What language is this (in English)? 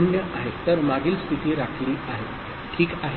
Marathi